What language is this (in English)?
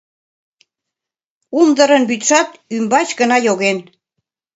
Mari